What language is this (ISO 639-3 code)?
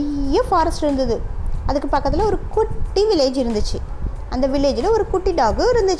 tam